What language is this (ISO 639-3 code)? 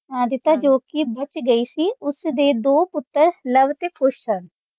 pan